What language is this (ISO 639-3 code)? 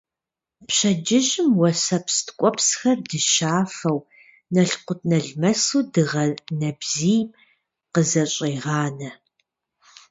kbd